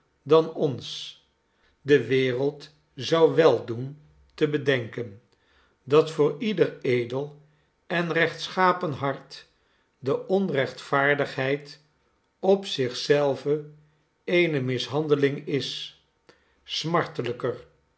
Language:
Dutch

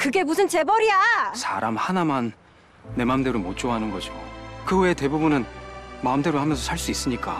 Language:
Korean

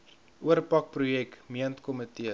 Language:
Afrikaans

